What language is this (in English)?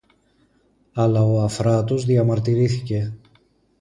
Greek